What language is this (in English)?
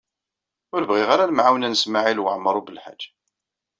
Kabyle